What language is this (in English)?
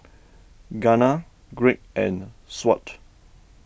English